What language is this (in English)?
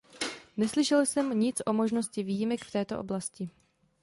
Czech